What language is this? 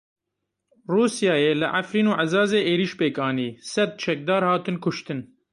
Kurdish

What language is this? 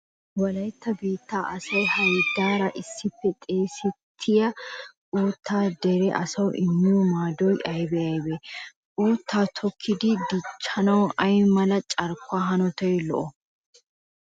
Wolaytta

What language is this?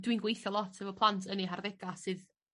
Welsh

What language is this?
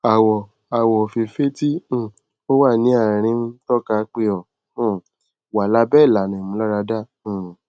Yoruba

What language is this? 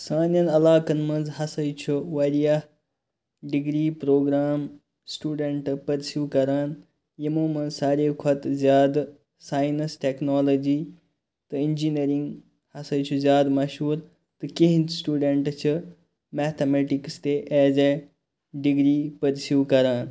Kashmiri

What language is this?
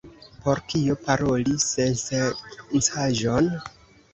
Esperanto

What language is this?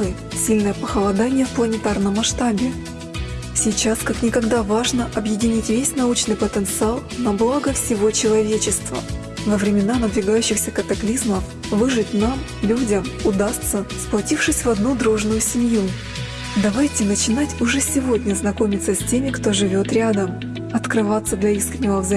Russian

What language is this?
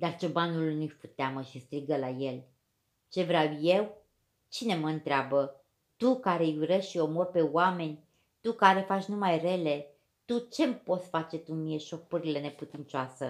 Romanian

